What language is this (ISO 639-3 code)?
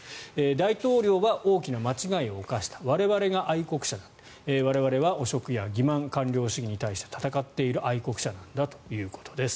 jpn